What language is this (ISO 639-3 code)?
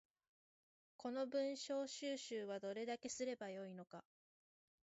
jpn